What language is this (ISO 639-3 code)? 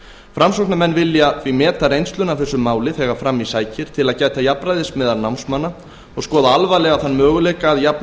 isl